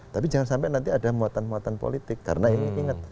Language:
Indonesian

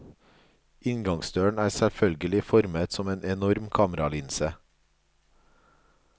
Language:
Norwegian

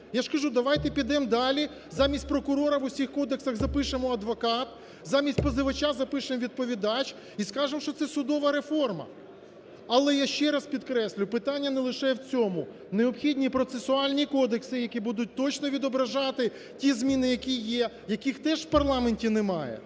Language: Ukrainian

